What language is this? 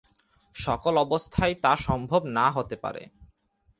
Bangla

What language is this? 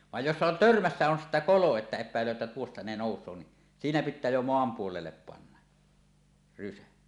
Finnish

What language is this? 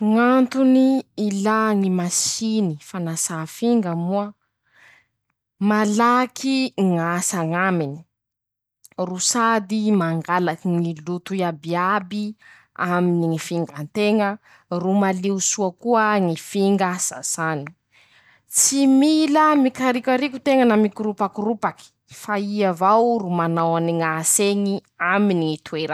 Masikoro Malagasy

